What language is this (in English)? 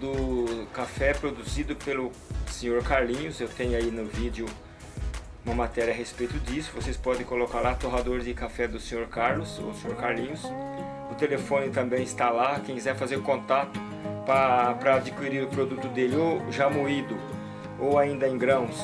Portuguese